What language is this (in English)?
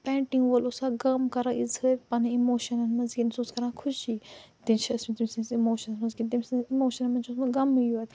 Kashmiri